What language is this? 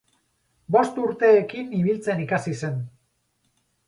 Basque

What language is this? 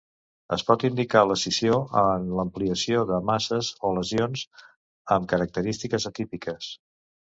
Catalan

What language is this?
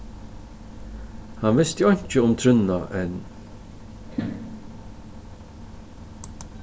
Faroese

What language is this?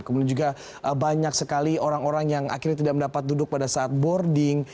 Indonesian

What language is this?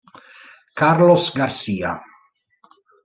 Italian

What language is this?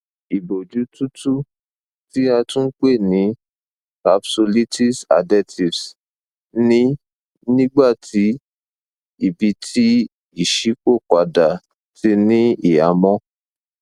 Yoruba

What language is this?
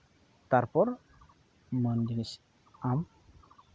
Santali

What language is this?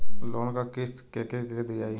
Bhojpuri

